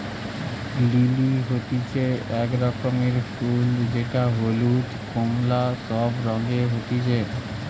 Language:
Bangla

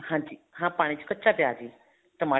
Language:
Punjabi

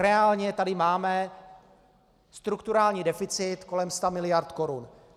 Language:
Czech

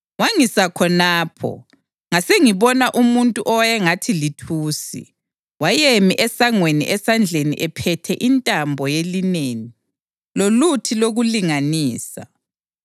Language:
North Ndebele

